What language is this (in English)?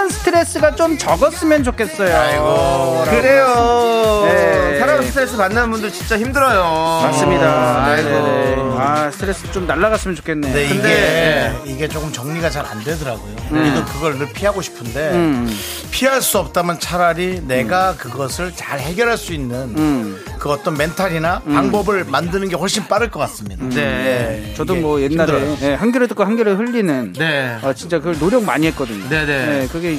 Korean